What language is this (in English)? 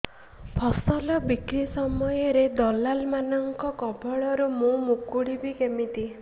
Odia